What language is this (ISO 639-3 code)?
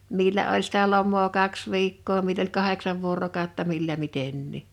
fin